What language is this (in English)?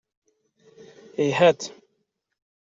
Kabyle